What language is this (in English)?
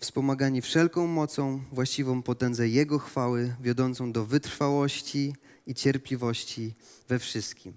Polish